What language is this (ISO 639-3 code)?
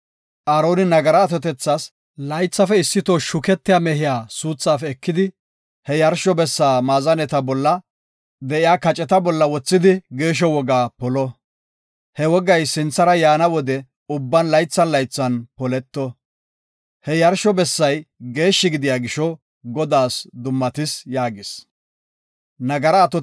gof